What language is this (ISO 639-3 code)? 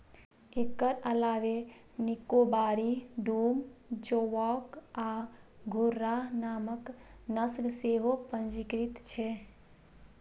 mai